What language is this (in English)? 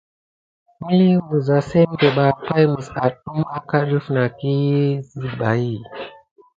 Gidar